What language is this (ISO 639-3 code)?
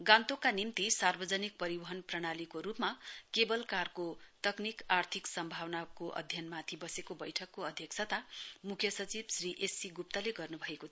nep